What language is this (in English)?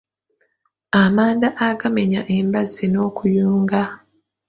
Ganda